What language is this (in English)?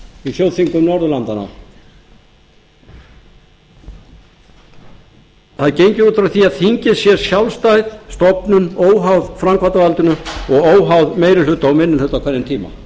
Icelandic